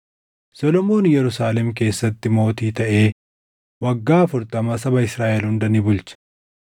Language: Oromo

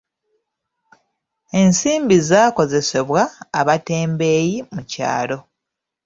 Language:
Ganda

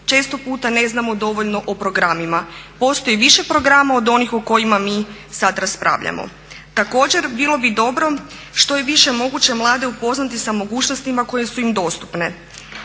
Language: Croatian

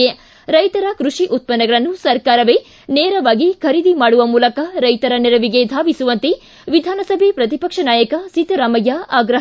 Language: Kannada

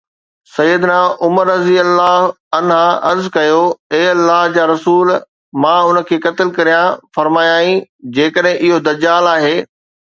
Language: Sindhi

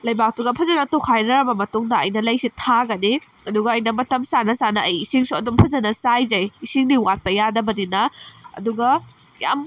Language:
Manipuri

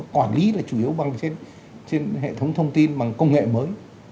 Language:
Vietnamese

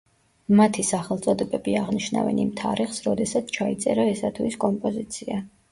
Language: Georgian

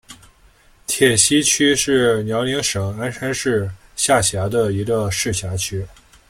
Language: Chinese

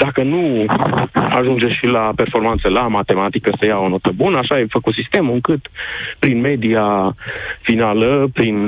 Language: Romanian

